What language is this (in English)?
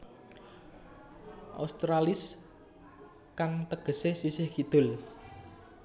Javanese